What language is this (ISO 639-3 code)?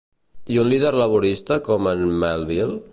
cat